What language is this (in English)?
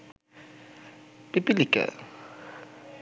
Bangla